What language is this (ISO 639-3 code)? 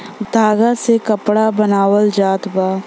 bho